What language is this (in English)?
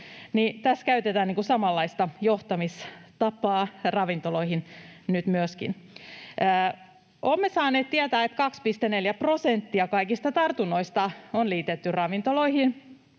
Finnish